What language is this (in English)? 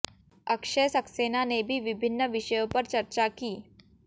Hindi